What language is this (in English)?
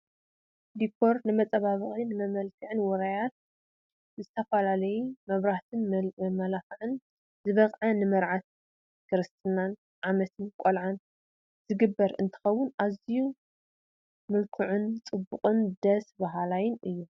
Tigrinya